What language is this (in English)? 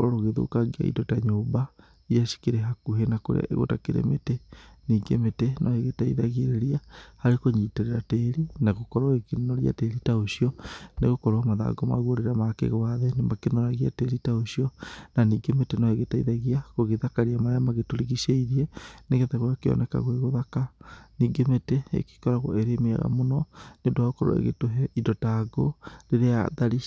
Kikuyu